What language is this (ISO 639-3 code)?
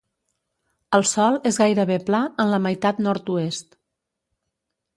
cat